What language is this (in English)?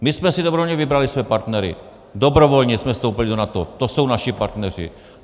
Czech